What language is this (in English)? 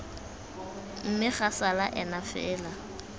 Tswana